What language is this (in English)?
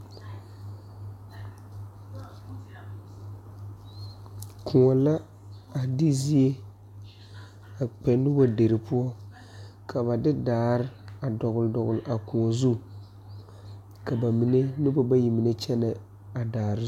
Southern Dagaare